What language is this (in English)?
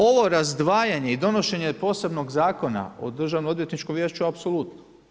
Croatian